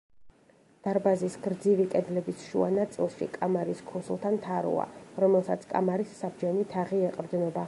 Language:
Georgian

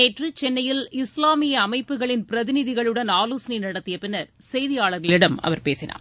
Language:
Tamil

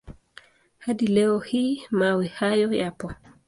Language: Swahili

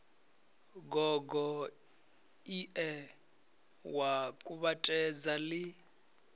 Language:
Venda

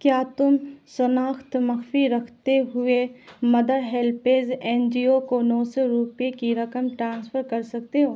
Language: Urdu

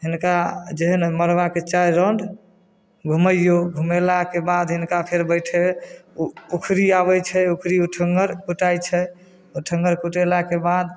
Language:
Maithili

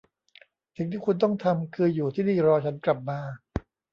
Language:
Thai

